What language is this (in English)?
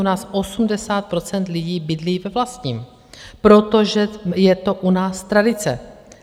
Czech